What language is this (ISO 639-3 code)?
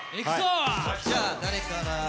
jpn